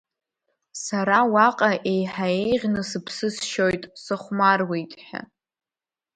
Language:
Abkhazian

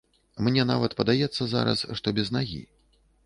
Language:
Belarusian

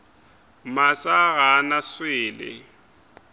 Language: Northern Sotho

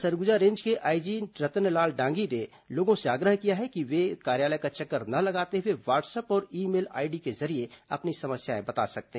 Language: Hindi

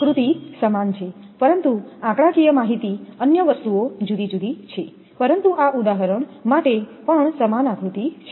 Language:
Gujarati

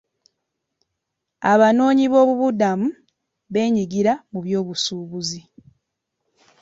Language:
Ganda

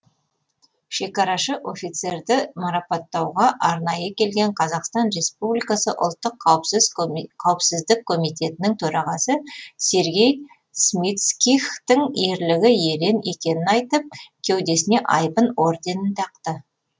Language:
Kazakh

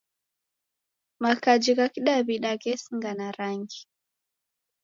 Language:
Taita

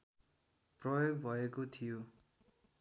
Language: Nepali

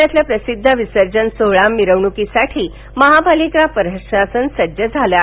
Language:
Marathi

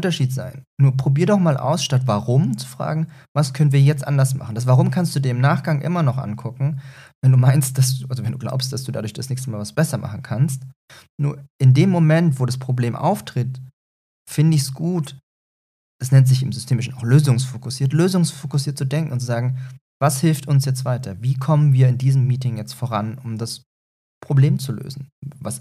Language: German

